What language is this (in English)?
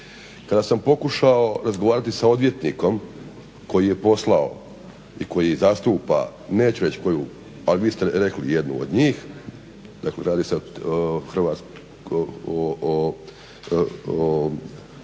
Croatian